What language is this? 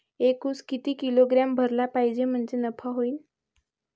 Marathi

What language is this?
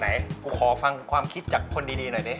Thai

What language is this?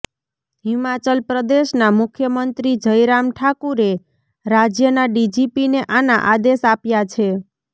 Gujarati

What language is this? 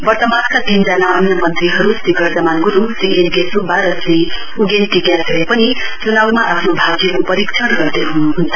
Nepali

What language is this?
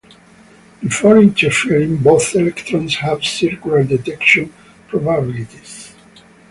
English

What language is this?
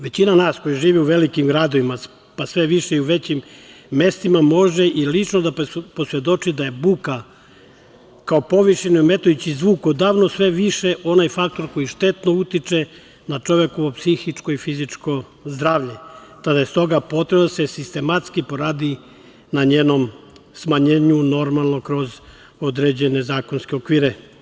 Serbian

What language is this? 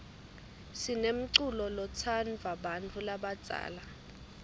Swati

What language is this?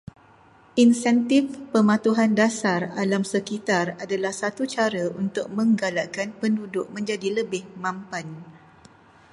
Malay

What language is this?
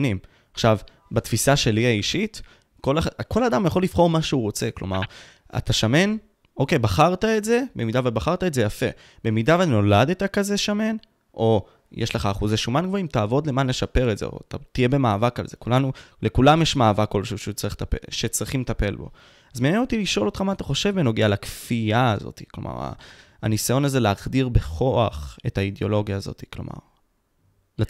Hebrew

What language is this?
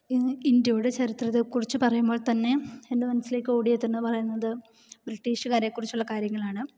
Malayalam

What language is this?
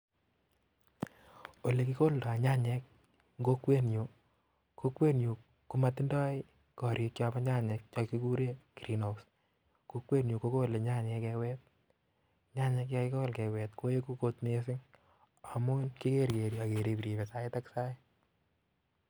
Kalenjin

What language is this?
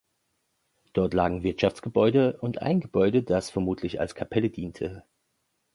German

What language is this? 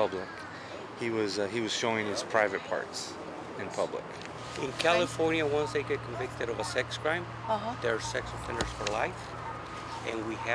Korean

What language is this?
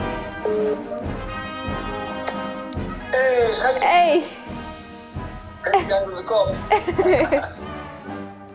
Dutch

